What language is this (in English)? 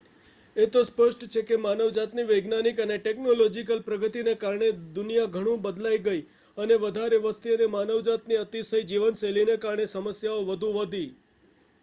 Gujarati